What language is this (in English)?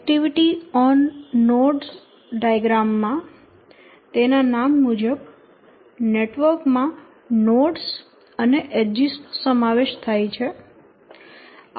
Gujarati